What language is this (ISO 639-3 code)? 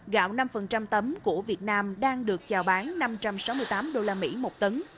vie